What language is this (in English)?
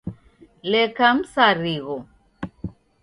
Taita